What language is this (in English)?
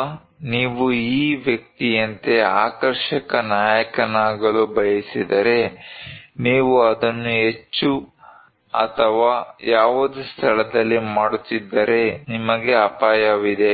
Kannada